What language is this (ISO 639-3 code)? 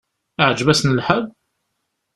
kab